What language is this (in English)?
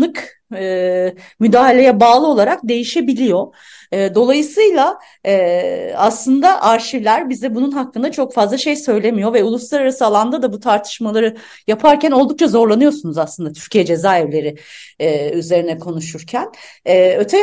Turkish